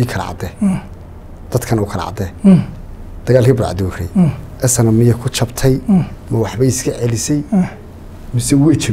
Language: Arabic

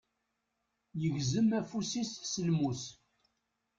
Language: Kabyle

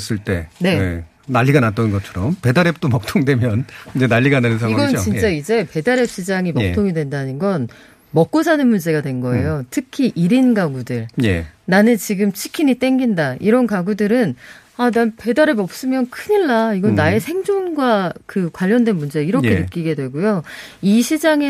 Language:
Korean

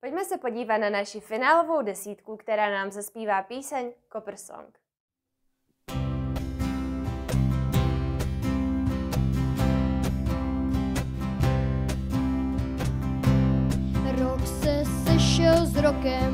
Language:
Czech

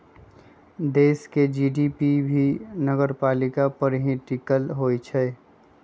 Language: Magahi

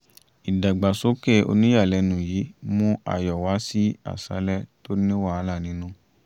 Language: Yoruba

